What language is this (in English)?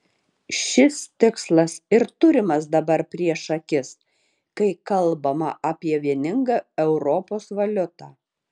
Lithuanian